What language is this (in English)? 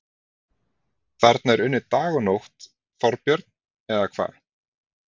Icelandic